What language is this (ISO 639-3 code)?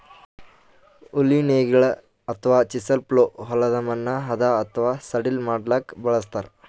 kan